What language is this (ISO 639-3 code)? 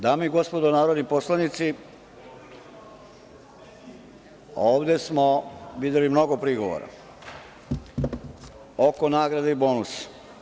srp